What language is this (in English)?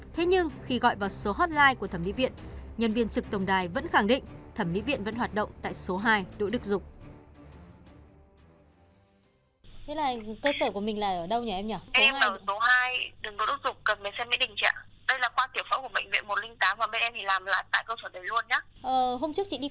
Vietnamese